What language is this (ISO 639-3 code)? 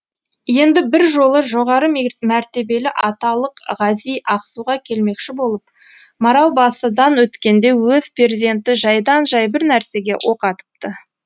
kaz